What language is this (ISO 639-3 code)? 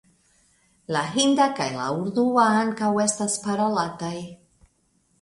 epo